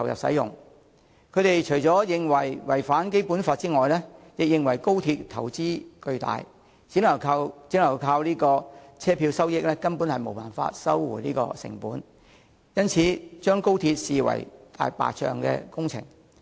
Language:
Cantonese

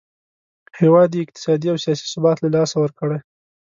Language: Pashto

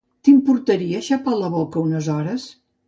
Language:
Catalan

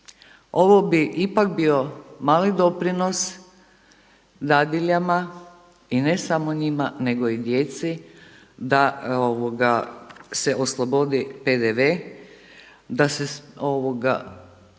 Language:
Croatian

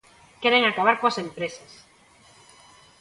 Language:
Galician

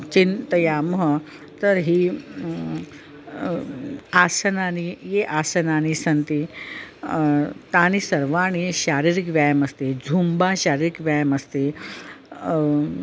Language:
Sanskrit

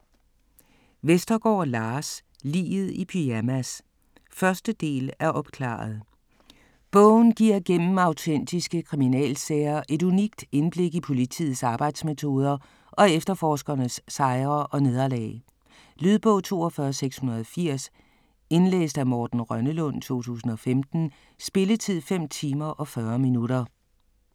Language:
Danish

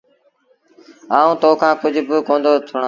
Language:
Sindhi Bhil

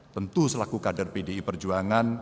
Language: Indonesian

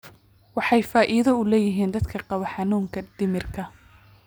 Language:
Somali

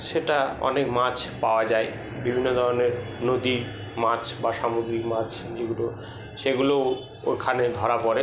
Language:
Bangla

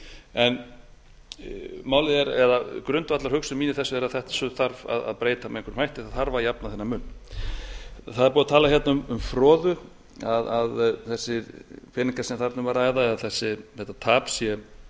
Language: Icelandic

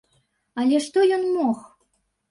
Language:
Belarusian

